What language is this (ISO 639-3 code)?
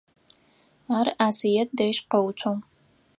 ady